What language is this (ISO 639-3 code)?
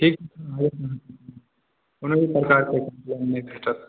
mai